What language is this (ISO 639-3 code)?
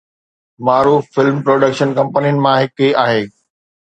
snd